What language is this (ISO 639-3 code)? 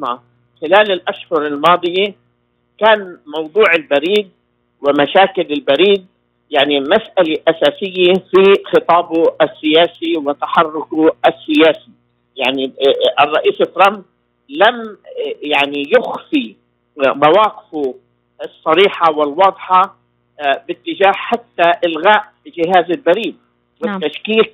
ara